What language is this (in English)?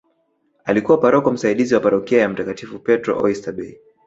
Swahili